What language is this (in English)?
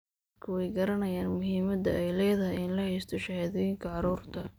Somali